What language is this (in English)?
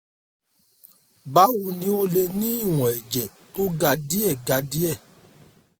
Yoruba